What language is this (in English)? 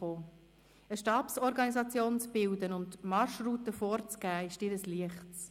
Swiss German